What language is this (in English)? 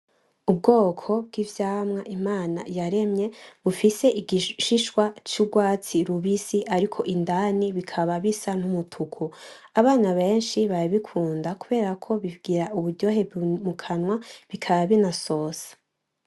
Rundi